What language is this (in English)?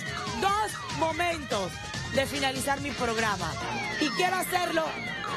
Spanish